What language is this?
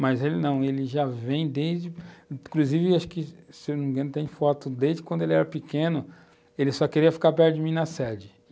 Portuguese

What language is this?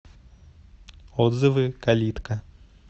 Russian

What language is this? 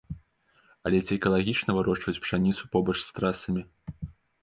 Belarusian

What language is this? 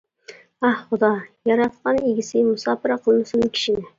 Uyghur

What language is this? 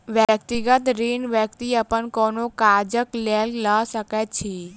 Maithili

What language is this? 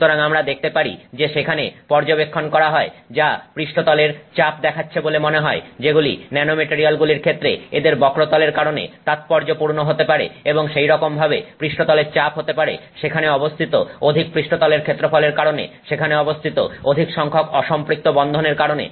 Bangla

